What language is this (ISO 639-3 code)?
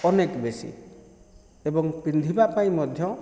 ori